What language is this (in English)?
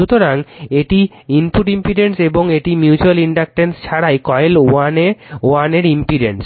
Bangla